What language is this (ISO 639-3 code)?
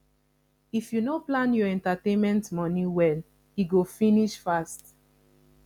pcm